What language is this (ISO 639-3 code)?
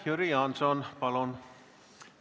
est